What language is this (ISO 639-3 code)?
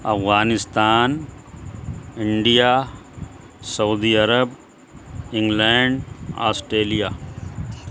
urd